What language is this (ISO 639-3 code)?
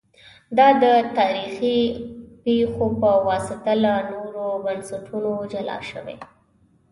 pus